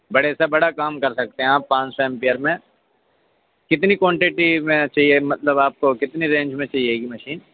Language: Urdu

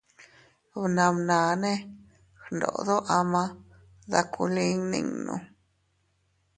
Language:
Teutila Cuicatec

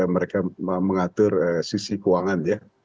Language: Indonesian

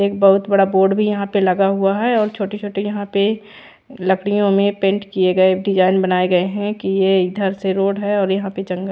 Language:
Hindi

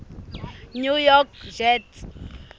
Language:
Southern Sotho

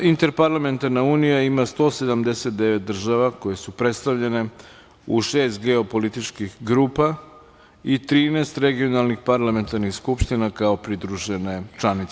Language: Serbian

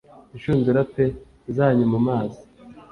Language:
Kinyarwanda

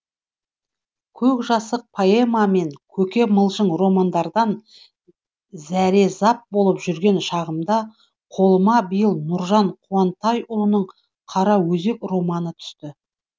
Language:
Kazakh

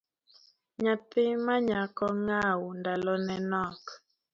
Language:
Luo (Kenya and Tanzania)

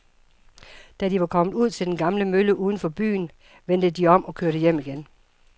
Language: Danish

